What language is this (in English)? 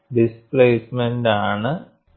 Malayalam